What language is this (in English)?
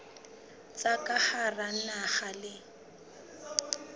Southern Sotho